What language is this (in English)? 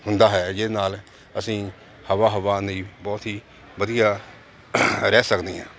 Punjabi